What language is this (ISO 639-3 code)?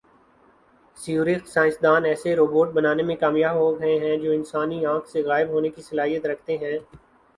urd